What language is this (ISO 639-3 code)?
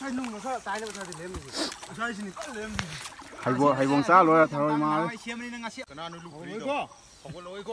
tha